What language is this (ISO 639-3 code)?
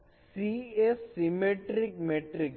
guj